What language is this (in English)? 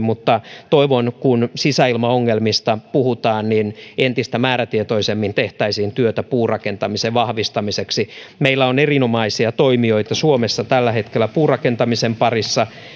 Finnish